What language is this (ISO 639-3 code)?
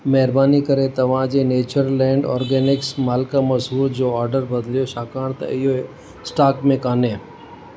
snd